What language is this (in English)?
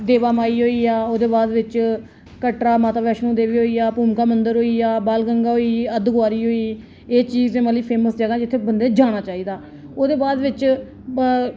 Dogri